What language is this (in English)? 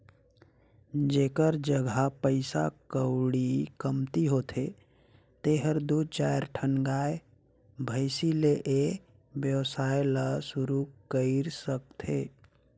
Chhattisgarhi